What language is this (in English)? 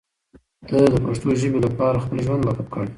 Pashto